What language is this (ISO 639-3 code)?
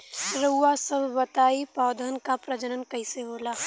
bho